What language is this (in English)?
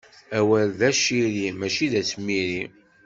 Kabyle